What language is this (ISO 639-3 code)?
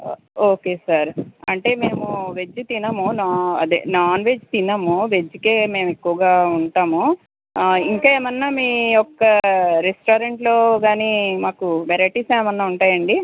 tel